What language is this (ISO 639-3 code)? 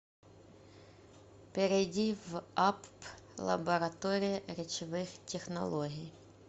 rus